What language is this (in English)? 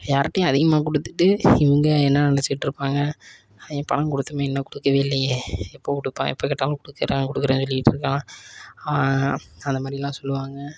Tamil